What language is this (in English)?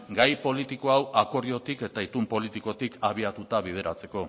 Basque